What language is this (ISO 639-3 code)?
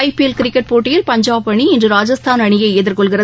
tam